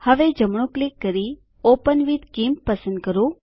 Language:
Gujarati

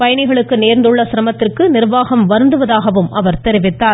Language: Tamil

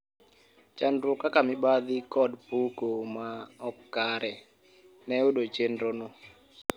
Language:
Luo (Kenya and Tanzania)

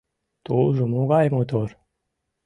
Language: Mari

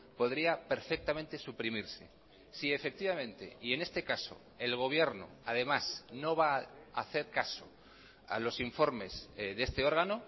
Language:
Spanish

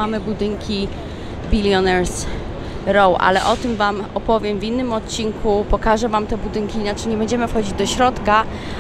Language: Polish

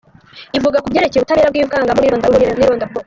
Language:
Kinyarwanda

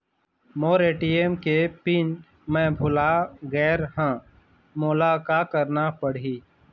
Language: Chhattisgarhi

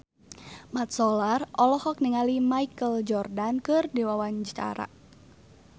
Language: Sundanese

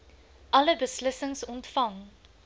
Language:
Afrikaans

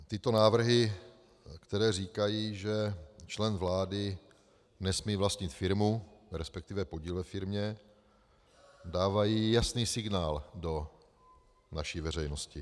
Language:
Czech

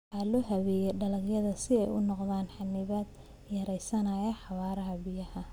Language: Somali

